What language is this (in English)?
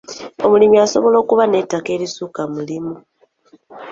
Ganda